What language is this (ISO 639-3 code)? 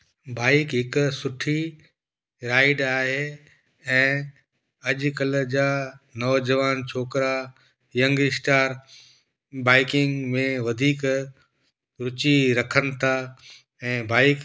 snd